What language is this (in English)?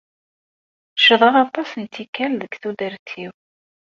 Kabyle